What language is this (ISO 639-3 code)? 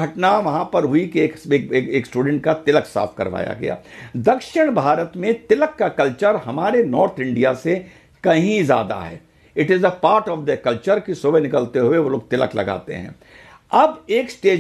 hin